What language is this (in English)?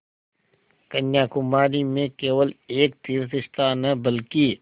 Hindi